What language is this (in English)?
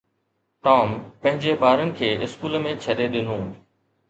Sindhi